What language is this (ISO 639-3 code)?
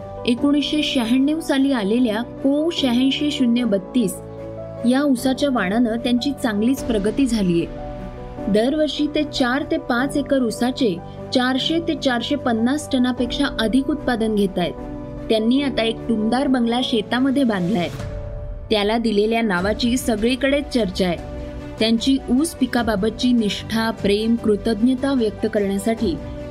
mar